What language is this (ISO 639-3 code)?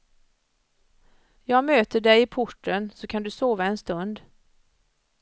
swe